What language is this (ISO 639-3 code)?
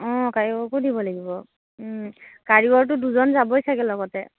asm